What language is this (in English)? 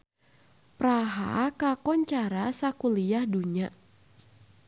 Sundanese